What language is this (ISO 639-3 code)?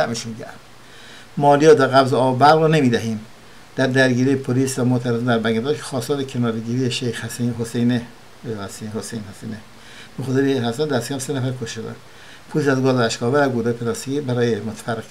fas